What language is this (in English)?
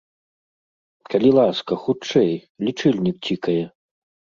Belarusian